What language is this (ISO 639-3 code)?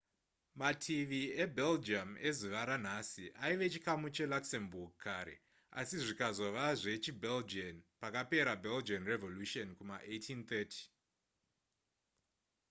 sna